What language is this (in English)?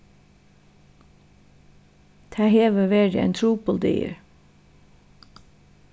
Faroese